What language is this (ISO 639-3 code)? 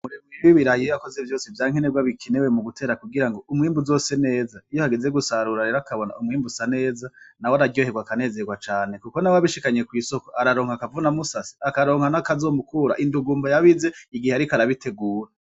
run